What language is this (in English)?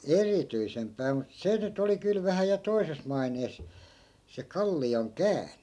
Finnish